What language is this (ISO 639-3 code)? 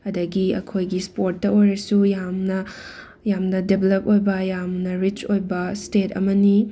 mni